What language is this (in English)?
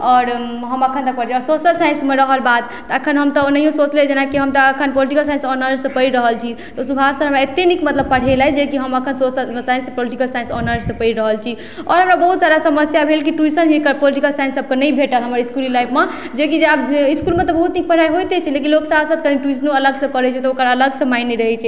Maithili